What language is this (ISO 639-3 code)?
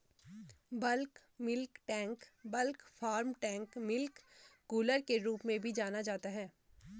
hin